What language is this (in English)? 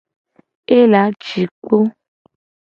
Gen